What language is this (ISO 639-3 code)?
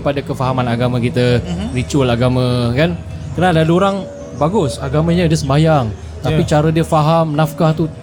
msa